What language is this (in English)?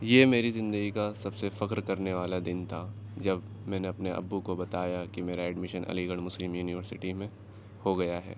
Urdu